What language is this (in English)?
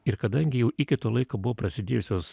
Lithuanian